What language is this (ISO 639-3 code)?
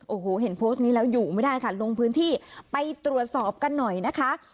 tha